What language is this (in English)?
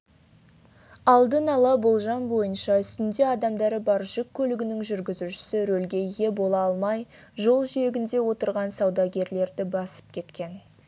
Kazakh